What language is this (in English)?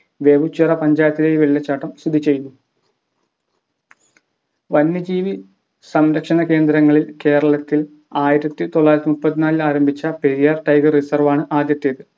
Malayalam